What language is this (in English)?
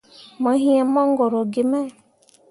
Mundang